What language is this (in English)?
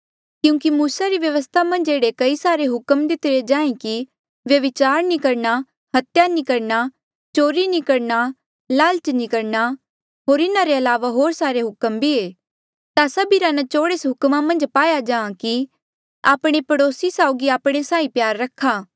Mandeali